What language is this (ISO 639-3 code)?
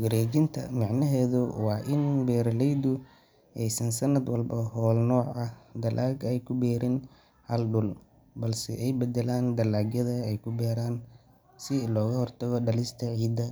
som